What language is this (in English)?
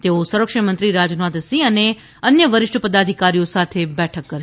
Gujarati